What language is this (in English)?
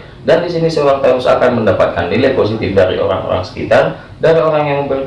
Indonesian